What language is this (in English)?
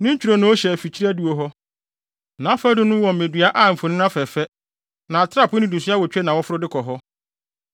Akan